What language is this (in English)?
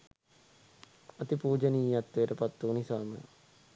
Sinhala